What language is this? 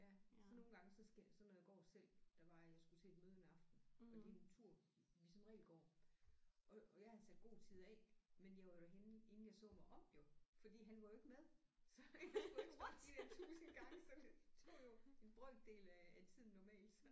Danish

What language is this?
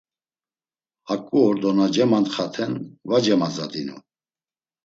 Laz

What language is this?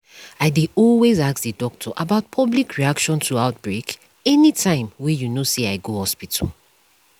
Nigerian Pidgin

